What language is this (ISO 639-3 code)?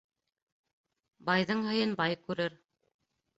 bak